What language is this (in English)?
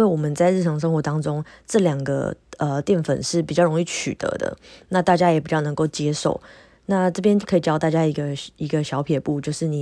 Chinese